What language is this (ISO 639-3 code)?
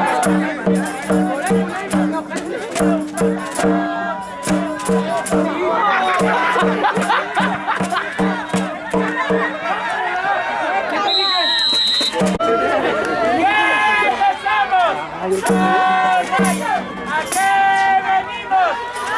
spa